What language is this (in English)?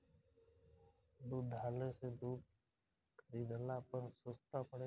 Bhojpuri